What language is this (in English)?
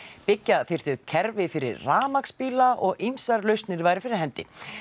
Icelandic